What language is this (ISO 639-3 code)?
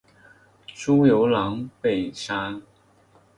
zho